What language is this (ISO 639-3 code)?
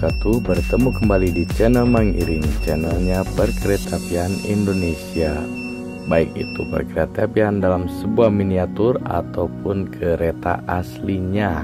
ind